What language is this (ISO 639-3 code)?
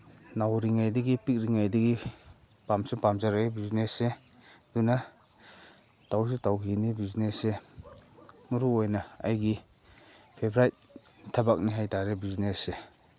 mni